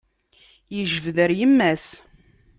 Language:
Kabyle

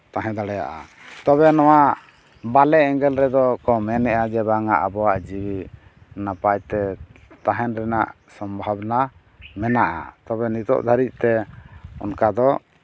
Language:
Santali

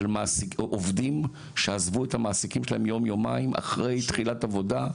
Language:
Hebrew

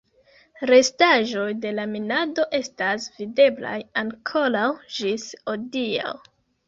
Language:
Esperanto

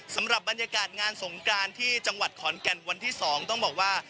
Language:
Thai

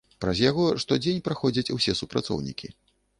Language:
Belarusian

